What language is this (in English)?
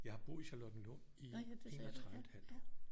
Danish